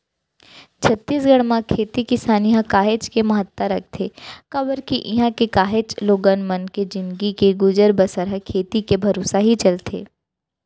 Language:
Chhattisgarhi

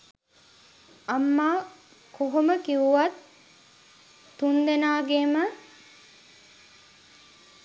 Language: Sinhala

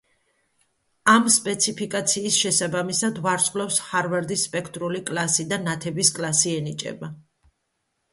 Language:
Georgian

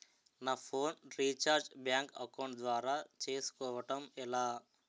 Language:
Telugu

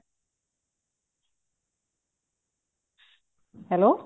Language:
Punjabi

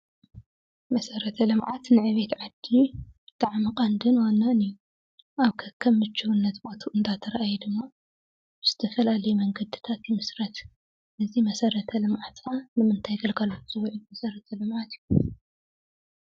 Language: Tigrinya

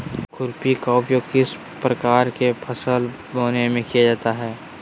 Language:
Magahi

